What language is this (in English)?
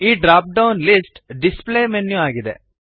Kannada